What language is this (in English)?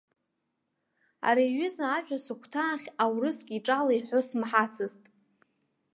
Abkhazian